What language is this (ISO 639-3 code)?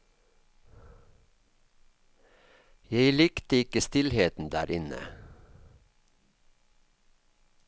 nor